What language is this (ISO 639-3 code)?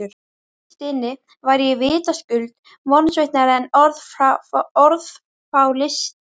isl